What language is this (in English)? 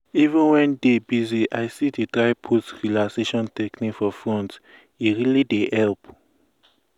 Nigerian Pidgin